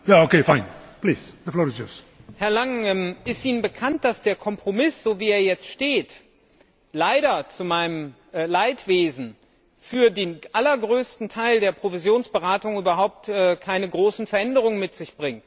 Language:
German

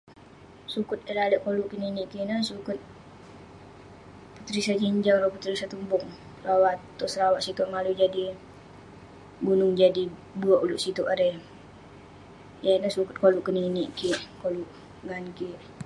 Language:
Western Penan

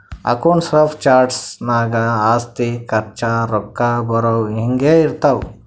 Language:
Kannada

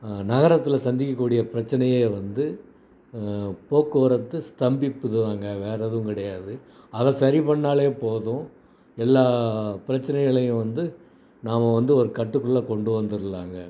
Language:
Tamil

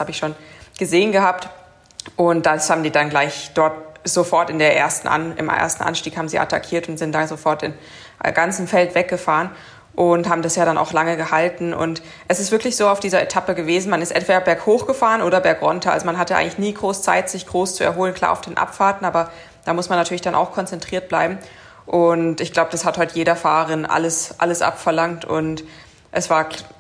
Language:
German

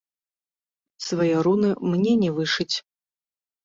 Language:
Belarusian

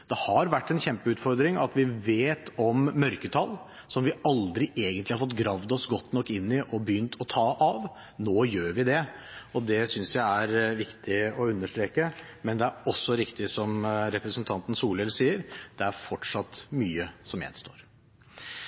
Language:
Norwegian Bokmål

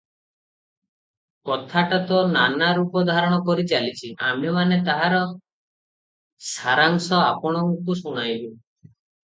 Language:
Odia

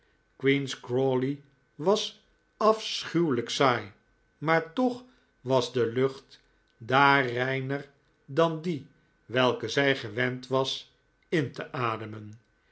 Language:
Dutch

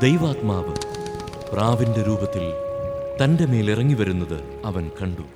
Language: Malayalam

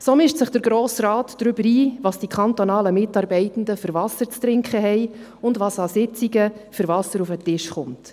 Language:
Swiss German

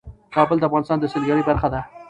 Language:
Pashto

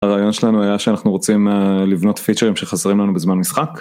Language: Hebrew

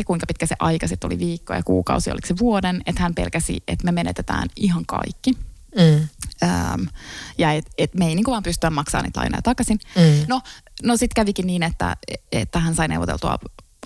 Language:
Finnish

